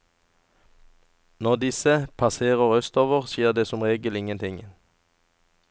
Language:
Norwegian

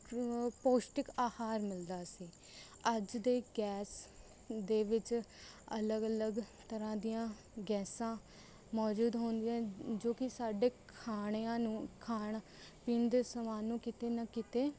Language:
Punjabi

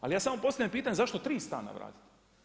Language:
Croatian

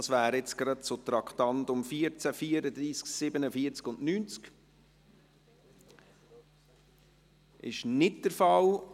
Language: Swiss German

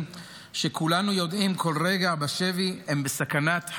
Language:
Hebrew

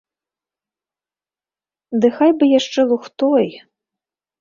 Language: Belarusian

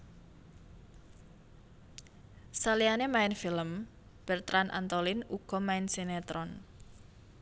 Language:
Javanese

